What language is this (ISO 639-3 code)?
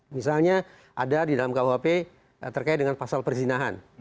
ind